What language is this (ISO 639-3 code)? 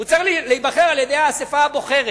heb